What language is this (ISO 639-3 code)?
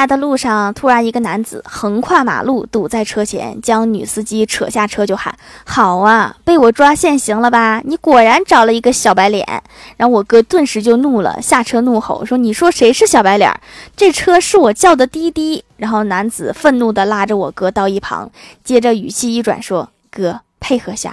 zho